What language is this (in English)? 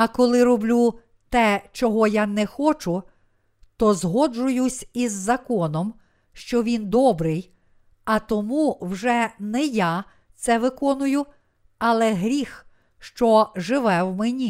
Ukrainian